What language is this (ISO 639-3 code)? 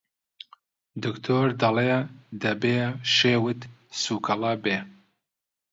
ckb